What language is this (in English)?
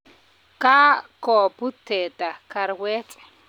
Kalenjin